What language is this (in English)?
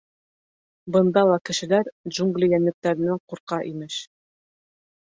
Bashkir